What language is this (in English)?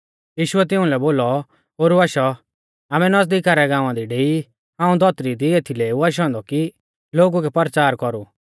Mahasu Pahari